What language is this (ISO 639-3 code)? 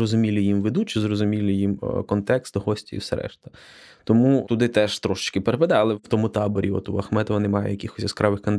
ukr